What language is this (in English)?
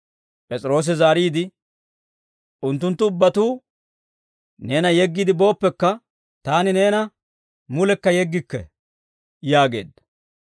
Dawro